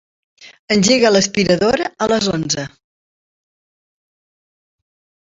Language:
Catalan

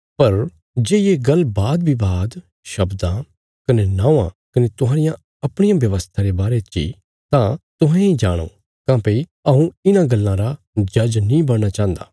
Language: Bilaspuri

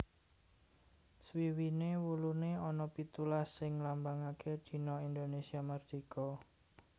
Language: Javanese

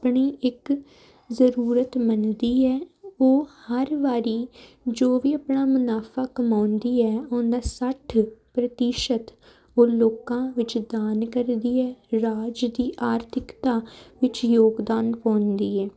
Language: Punjabi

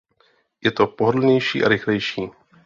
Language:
Czech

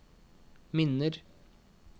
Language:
Norwegian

